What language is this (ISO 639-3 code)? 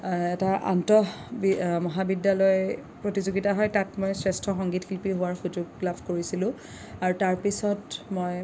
asm